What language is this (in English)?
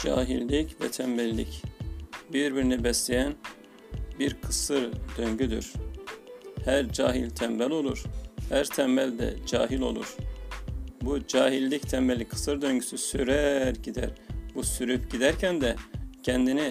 Turkish